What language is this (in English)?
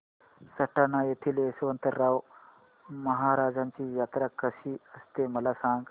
Marathi